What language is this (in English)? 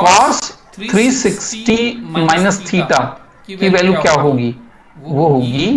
Hindi